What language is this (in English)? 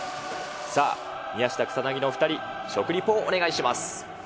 Japanese